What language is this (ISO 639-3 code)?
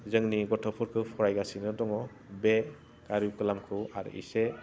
brx